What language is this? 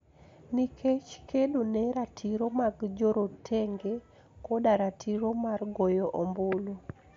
Luo (Kenya and Tanzania)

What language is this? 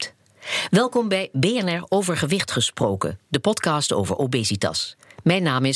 Dutch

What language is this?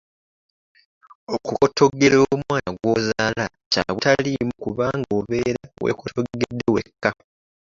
Ganda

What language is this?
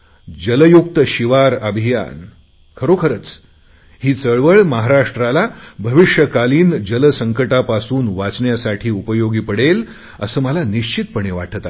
Marathi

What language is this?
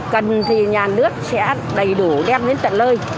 Vietnamese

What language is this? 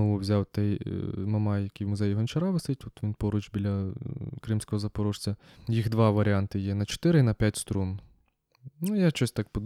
Ukrainian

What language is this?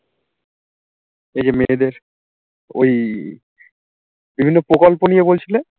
Bangla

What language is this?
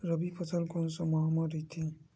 Chhattisgarhi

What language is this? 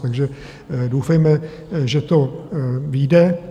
Czech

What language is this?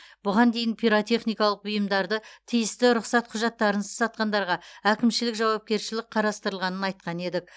Kazakh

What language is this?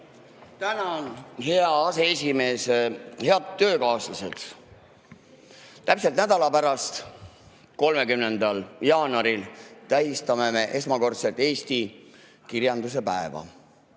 Estonian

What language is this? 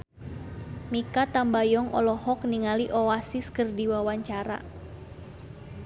Sundanese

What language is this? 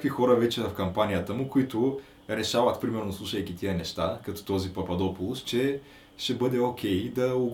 Bulgarian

